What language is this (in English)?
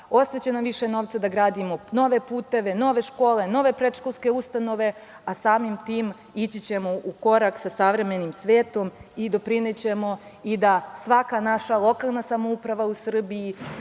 Serbian